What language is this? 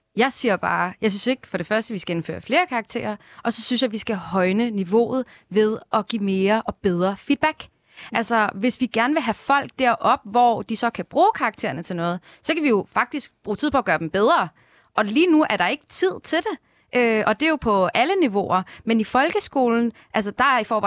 Danish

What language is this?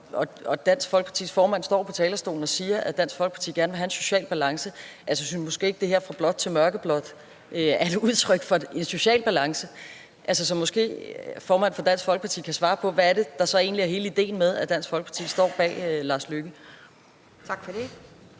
Danish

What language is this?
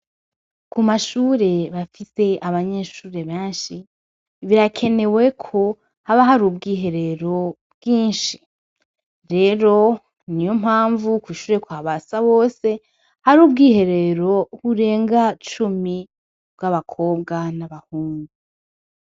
Rundi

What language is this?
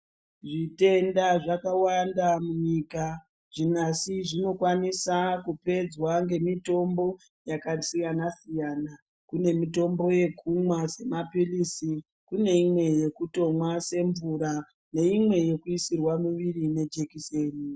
Ndau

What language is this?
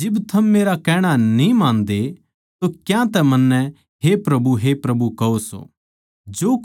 Haryanvi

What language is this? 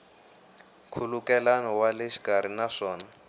Tsonga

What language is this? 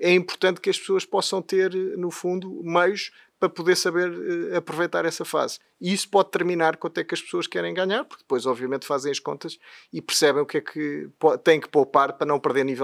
Portuguese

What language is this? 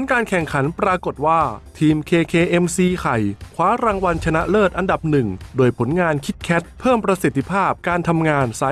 Thai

